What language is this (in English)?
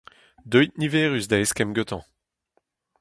Breton